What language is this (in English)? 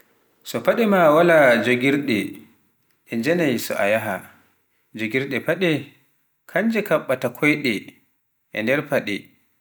Pular